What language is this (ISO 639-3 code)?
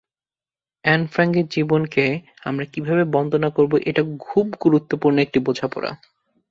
ben